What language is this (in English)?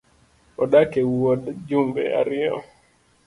Luo (Kenya and Tanzania)